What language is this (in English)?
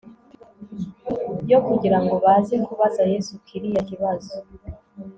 Kinyarwanda